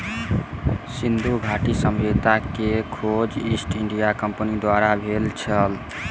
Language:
Maithili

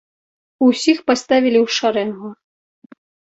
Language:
Belarusian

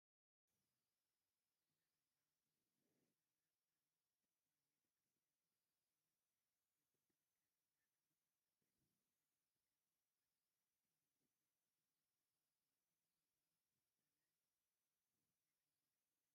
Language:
Tigrinya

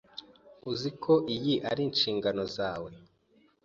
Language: Kinyarwanda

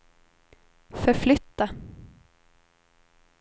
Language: Swedish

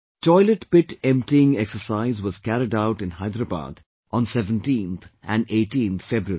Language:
English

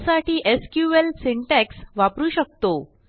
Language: Marathi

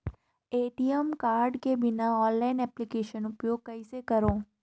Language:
Chhattisgarhi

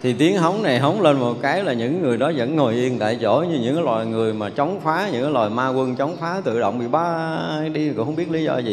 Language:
Vietnamese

